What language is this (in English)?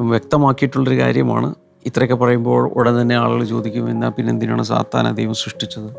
Malayalam